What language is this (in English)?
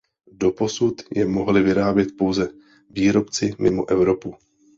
Czech